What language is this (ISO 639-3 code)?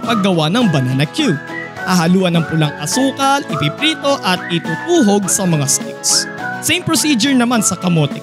fil